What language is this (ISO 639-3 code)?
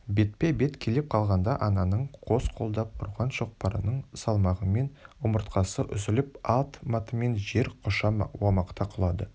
kaz